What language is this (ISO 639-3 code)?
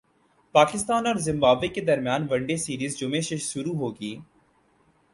urd